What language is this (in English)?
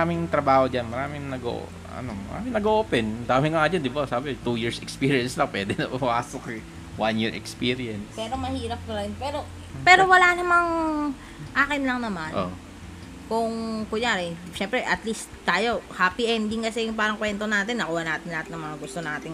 Filipino